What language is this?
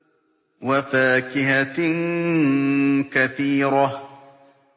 Arabic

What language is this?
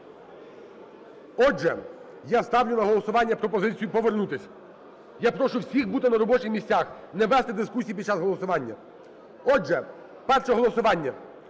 Ukrainian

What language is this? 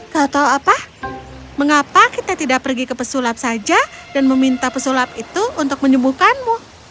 Indonesian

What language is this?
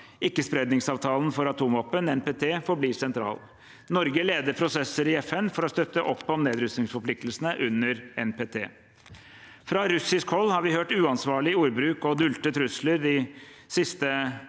Norwegian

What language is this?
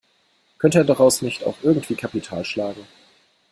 German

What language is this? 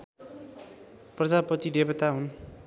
Nepali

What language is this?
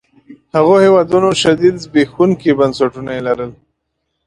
Pashto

